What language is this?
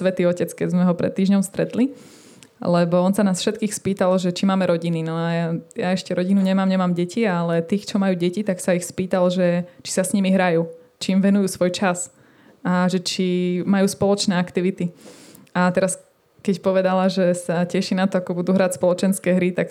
Slovak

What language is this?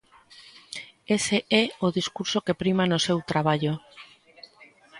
Galician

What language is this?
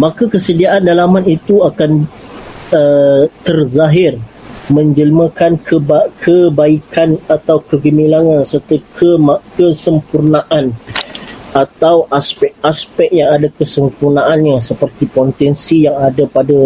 Malay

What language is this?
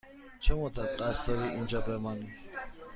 Persian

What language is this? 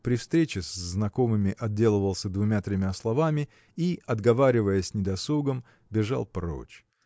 Russian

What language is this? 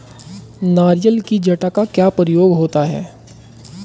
Hindi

